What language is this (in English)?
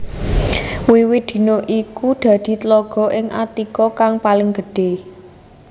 Javanese